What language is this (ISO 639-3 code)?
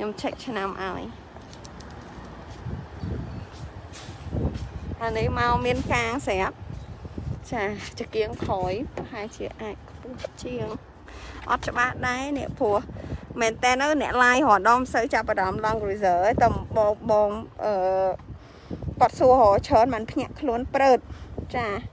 tha